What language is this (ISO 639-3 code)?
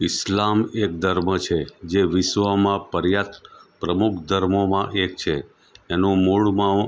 guj